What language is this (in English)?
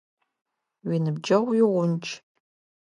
Adyghe